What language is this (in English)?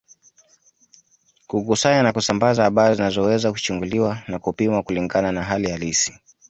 Swahili